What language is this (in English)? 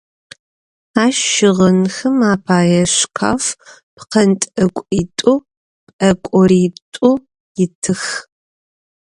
Adyghe